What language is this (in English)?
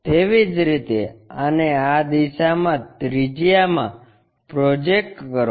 Gujarati